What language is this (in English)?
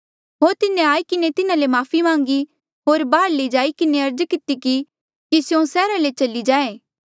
Mandeali